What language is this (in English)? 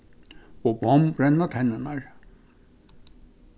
Faroese